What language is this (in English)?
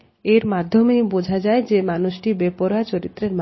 Bangla